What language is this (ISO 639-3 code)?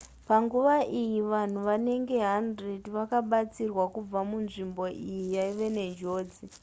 sna